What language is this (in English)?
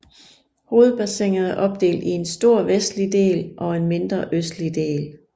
Danish